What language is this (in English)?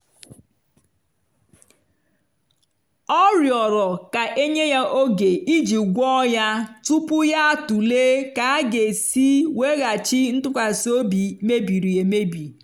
Igbo